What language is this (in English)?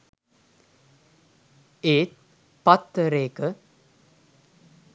Sinhala